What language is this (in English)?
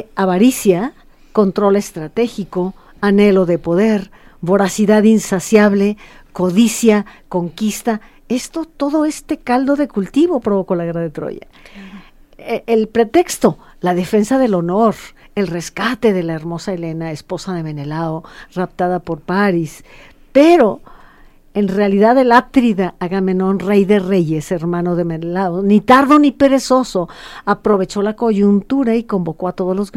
Spanish